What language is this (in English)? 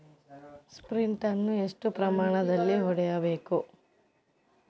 Kannada